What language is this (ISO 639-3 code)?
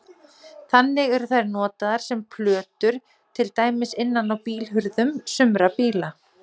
isl